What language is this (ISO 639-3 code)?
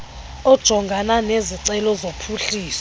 xho